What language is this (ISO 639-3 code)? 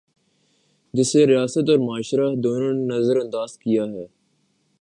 urd